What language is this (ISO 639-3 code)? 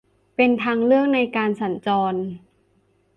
tha